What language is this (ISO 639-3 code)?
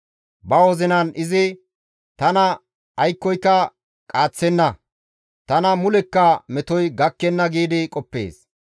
gmv